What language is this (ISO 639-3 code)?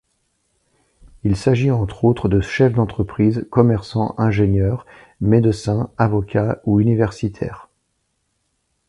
fra